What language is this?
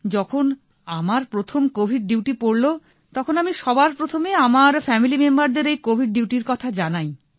Bangla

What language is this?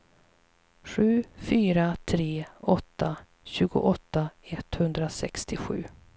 Swedish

